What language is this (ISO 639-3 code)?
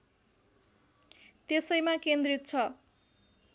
nep